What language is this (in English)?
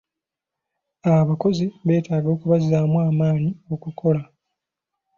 Ganda